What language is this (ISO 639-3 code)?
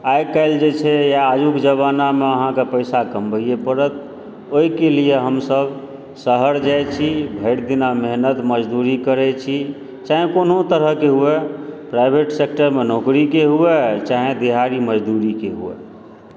mai